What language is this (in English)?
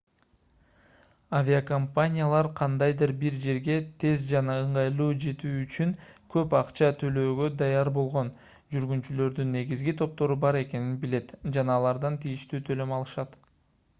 Kyrgyz